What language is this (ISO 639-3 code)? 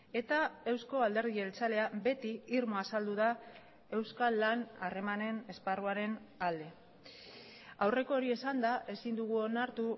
eus